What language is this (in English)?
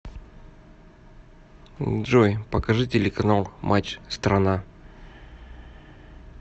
Russian